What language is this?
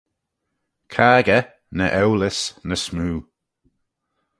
Manx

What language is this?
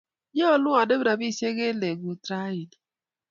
Kalenjin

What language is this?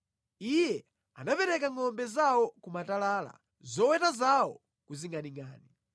Nyanja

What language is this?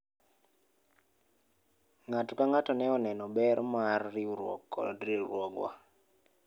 Luo (Kenya and Tanzania)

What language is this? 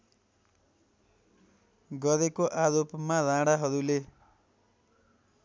Nepali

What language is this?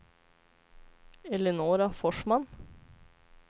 Swedish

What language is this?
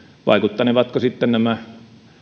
Finnish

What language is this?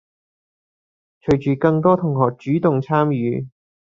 Cantonese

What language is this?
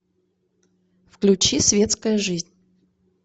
Russian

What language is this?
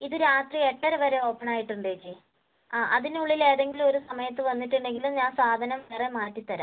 Malayalam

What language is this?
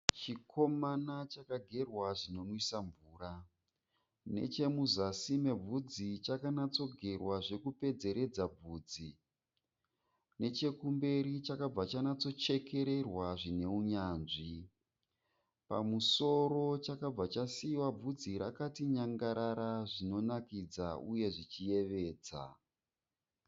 Shona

